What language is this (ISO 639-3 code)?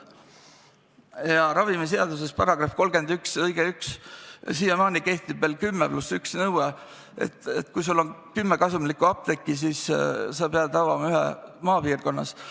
est